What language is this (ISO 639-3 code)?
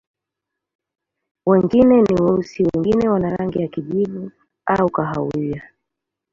swa